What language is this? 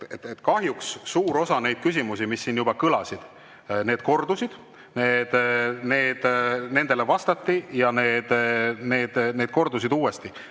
Estonian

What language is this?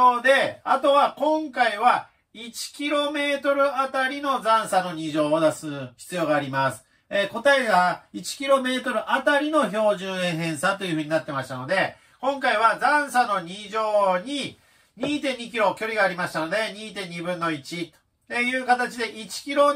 Japanese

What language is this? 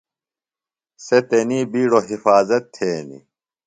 Phalura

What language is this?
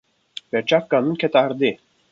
Kurdish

